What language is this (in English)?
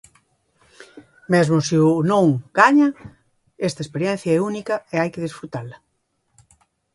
Galician